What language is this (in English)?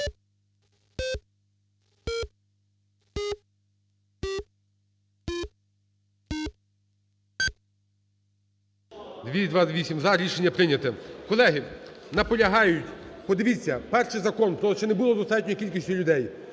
Ukrainian